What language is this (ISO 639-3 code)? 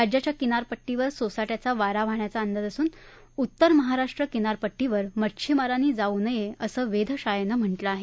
mar